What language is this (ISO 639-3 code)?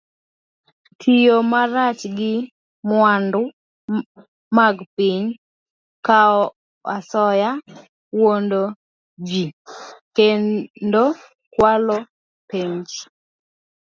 luo